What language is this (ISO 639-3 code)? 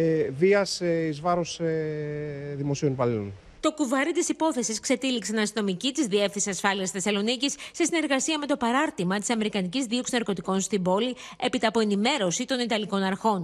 ell